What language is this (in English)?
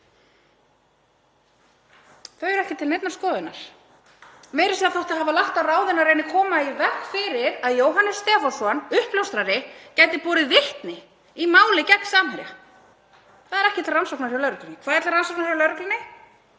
Icelandic